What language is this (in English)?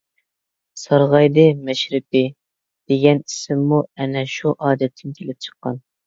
Uyghur